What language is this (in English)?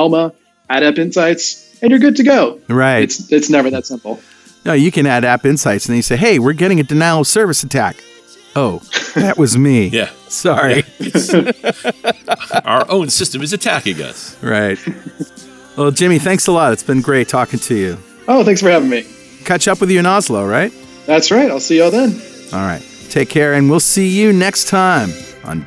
English